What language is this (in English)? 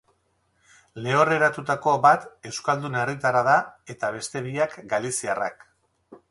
Basque